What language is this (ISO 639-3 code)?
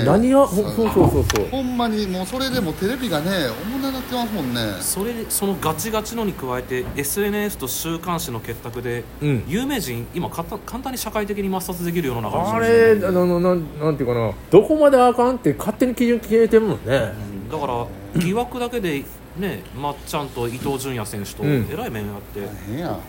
jpn